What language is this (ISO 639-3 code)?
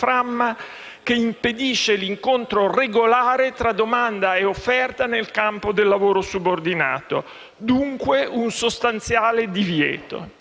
ita